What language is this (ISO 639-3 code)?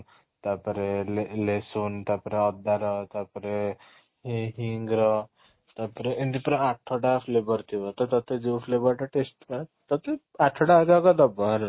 ori